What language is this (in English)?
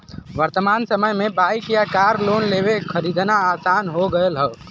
Bhojpuri